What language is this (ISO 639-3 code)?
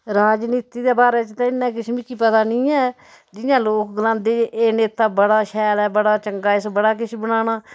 doi